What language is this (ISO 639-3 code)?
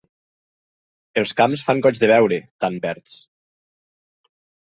cat